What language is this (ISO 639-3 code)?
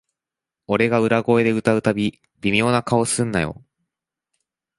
jpn